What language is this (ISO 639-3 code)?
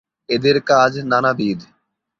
ben